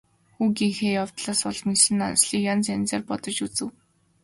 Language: Mongolian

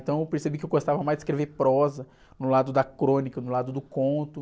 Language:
Portuguese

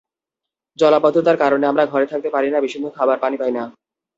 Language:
Bangla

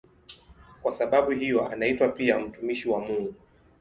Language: Swahili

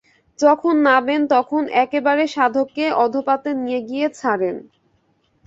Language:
Bangla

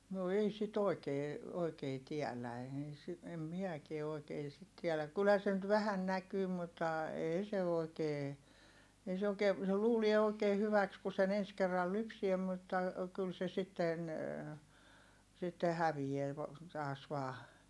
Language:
Finnish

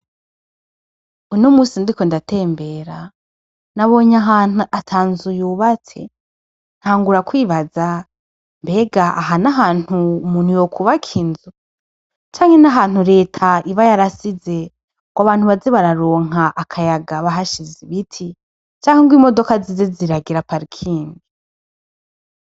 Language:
Rundi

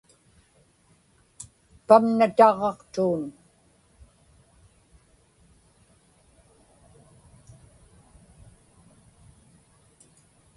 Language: Inupiaq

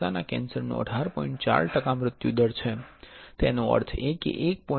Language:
Gujarati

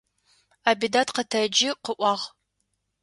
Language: Adyghe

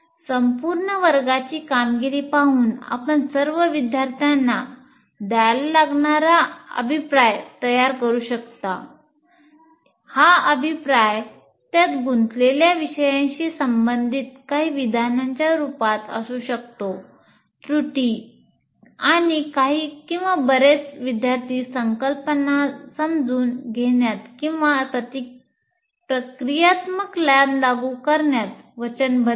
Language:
Marathi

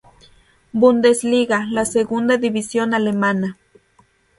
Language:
Spanish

